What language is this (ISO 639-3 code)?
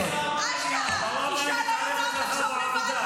heb